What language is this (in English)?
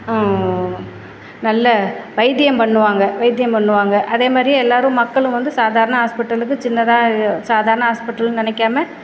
Tamil